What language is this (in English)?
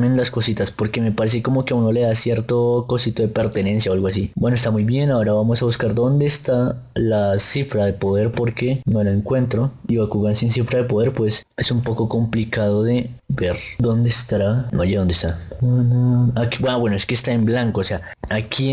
Spanish